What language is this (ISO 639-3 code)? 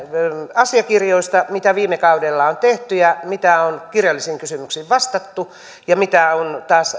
fin